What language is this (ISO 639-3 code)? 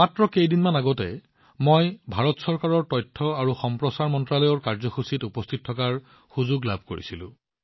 asm